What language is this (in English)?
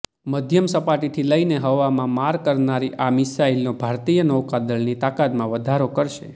Gujarati